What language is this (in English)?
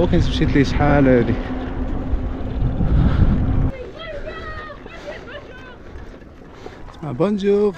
Arabic